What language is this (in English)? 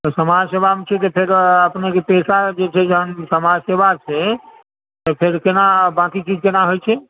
Maithili